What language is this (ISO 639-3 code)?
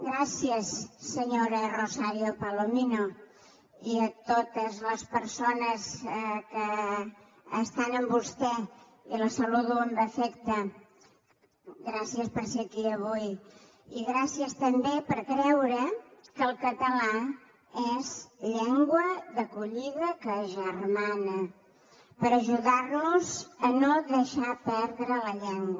cat